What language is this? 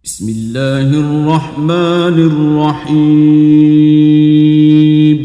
Arabic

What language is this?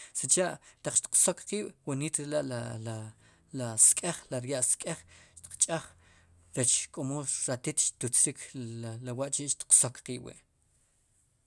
Sipacapense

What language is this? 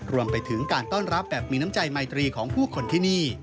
Thai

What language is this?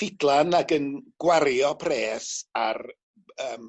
Welsh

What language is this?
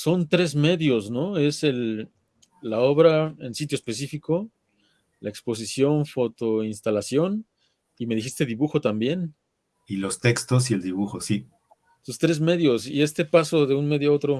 Spanish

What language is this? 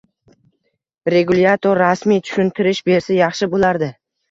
Uzbek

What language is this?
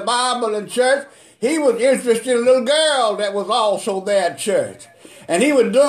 English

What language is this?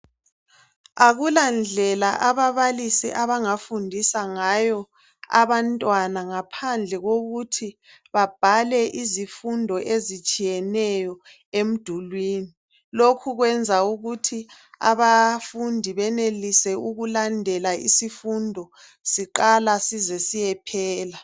North Ndebele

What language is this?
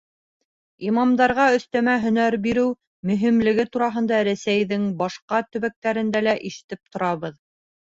Bashkir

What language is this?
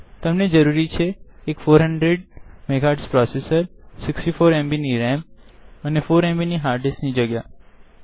Gujarati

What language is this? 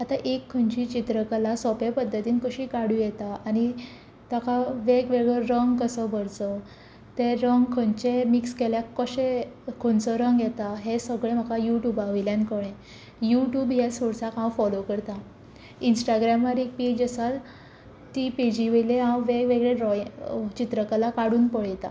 Konkani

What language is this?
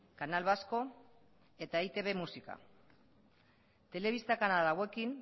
Basque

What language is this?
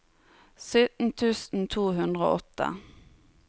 Norwegian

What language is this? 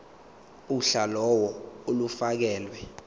Zulu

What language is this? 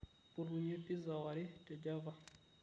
Masai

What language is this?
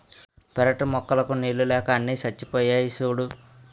Telugu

